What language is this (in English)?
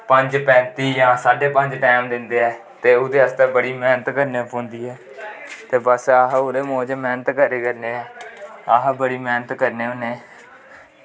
Dogri